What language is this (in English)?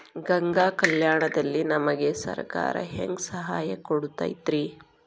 Kannada